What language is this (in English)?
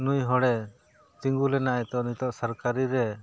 Santali